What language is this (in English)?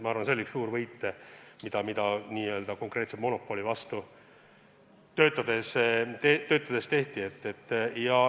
Estonian